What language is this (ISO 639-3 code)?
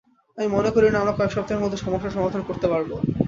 ben